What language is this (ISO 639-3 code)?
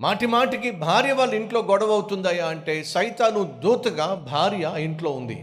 tel